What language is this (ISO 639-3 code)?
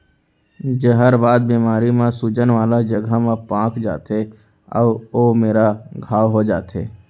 hne